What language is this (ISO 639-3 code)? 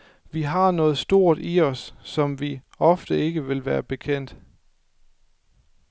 dan